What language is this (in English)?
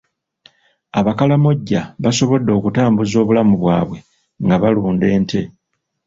Ganda